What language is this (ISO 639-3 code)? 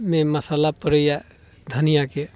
mai